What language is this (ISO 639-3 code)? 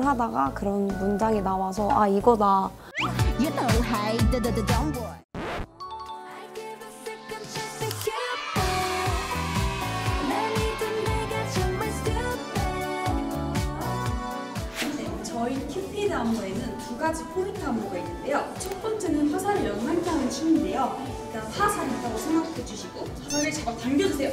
kor